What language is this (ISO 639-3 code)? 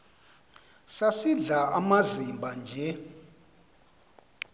xho